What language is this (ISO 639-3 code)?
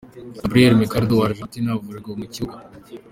kin